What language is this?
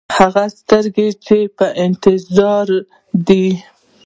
Pashto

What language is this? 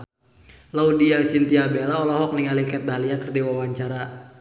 Sundanese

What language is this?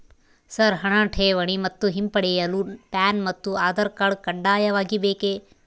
Kannada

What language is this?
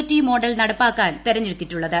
Malayalam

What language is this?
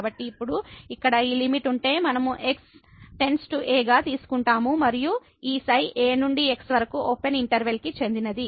Telugu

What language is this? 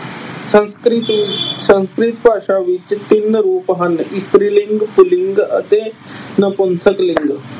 Punjabi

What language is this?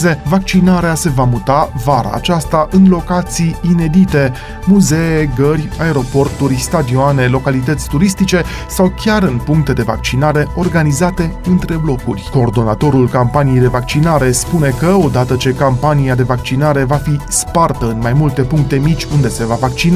Romanian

